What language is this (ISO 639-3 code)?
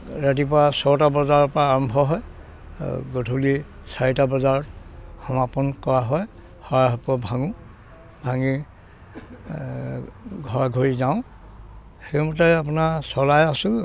asm